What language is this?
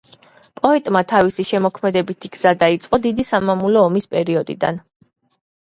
Georgian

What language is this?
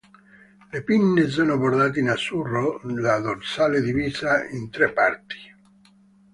Italian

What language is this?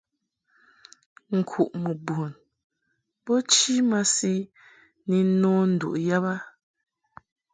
Mungaka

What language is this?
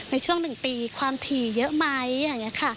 Thai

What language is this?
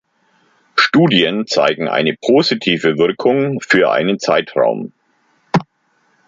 German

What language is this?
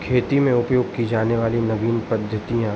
Hindi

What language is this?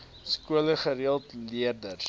Afrikaans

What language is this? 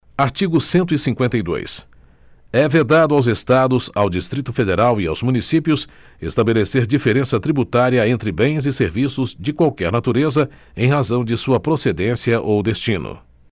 Portuguese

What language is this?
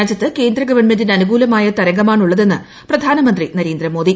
Malayalam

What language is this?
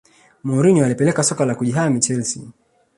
Swahili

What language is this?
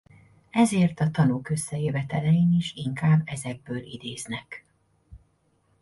Hungarian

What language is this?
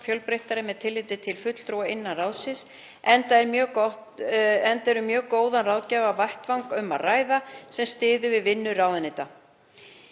Icelandic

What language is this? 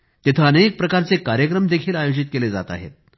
Marathi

